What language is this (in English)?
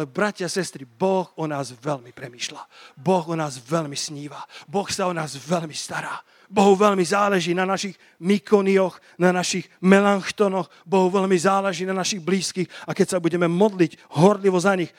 Slovak